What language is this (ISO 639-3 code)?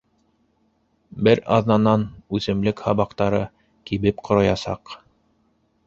bak